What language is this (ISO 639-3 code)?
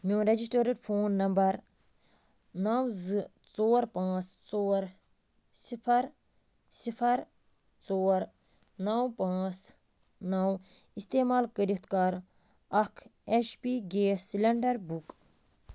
kas